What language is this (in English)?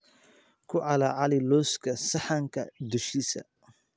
Somali